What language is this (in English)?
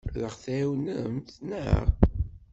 Kabyle